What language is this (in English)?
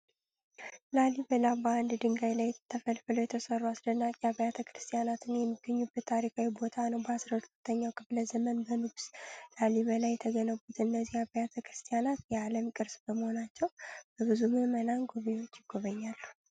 Amharic